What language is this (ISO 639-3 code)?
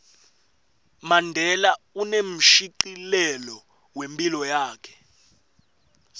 ssw